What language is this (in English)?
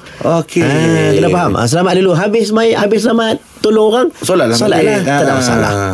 Malay